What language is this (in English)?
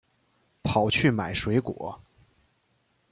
Chinese